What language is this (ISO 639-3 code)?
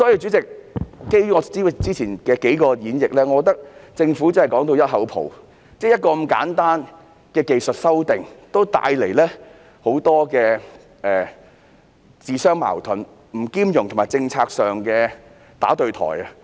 yue